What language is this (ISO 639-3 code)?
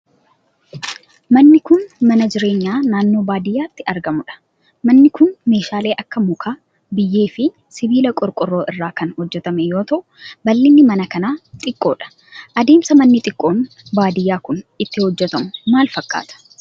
orm